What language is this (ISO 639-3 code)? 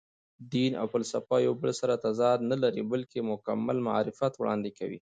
pus